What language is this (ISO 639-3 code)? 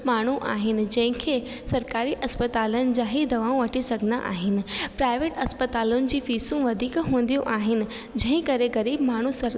snd